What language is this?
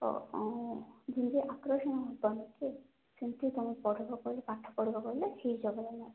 Odia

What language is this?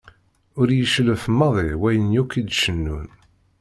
Kabyle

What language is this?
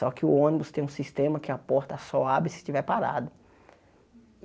Portuguese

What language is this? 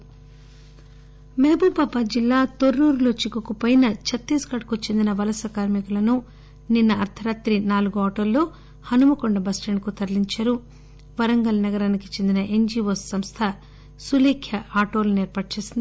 Telugu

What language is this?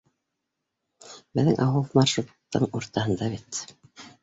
Bashkir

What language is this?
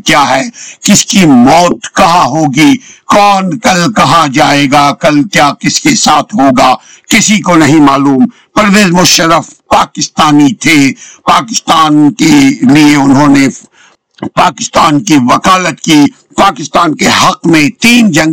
Urdu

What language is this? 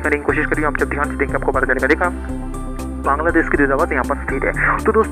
Hindi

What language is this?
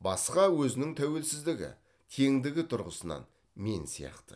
Kazakh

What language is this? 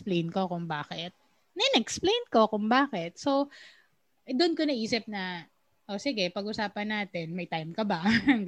Filipino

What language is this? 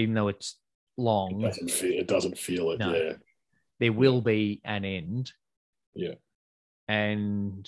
English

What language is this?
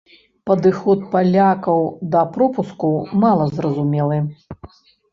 Belarusian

